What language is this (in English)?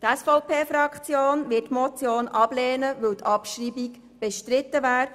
Swiss German